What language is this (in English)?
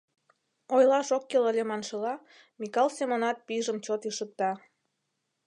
Mari